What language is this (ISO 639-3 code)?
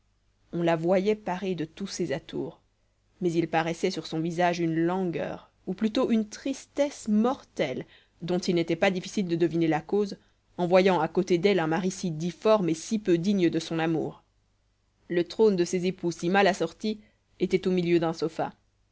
fra